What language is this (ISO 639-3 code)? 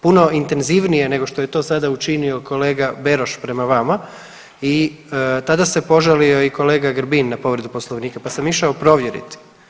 hrv